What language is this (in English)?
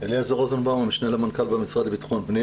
Hebrew